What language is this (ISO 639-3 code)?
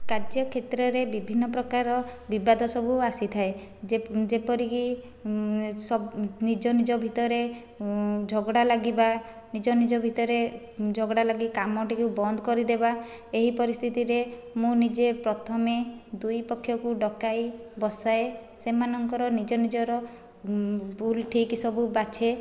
ori